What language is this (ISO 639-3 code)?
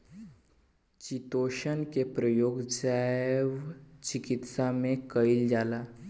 bho